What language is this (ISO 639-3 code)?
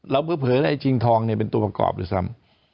tha